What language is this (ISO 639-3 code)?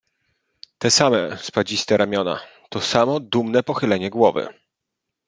pol